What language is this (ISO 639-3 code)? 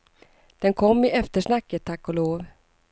swe